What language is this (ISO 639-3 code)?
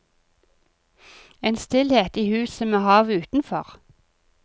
nor